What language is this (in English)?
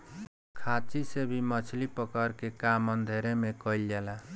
Bhojpuri